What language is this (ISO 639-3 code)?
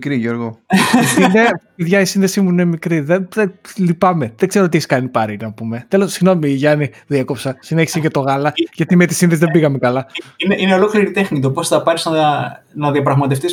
ell